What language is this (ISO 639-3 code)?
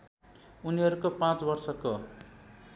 nep